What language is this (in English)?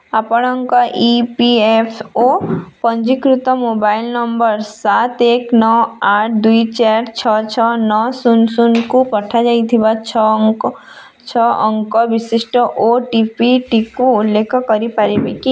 Odia